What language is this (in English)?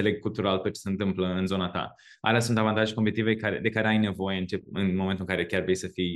Romanian